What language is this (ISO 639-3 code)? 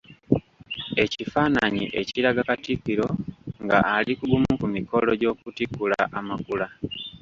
lug